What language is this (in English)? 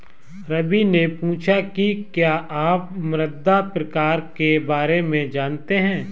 Hindi